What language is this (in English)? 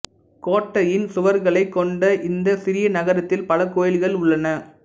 Tamil